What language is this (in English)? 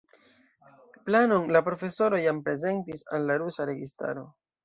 Esperanto